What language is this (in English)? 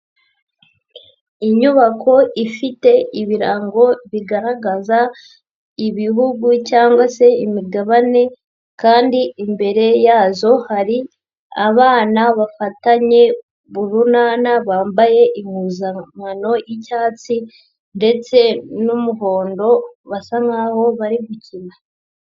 Kinyarwanda